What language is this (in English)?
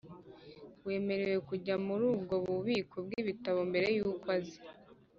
Kinyarwanda